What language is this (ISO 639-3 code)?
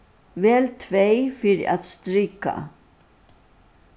fao